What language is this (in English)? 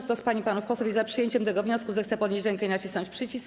Polish